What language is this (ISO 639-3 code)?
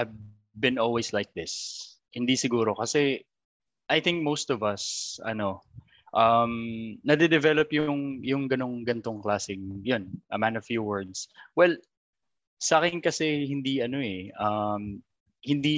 fil